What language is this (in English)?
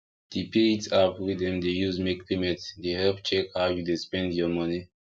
Nigerian Pidgin